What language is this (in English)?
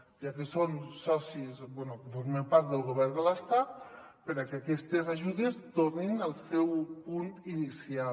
Catalan